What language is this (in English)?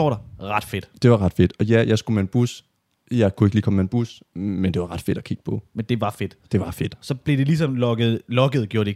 Danish